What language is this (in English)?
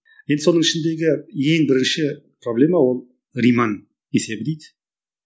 Kazakh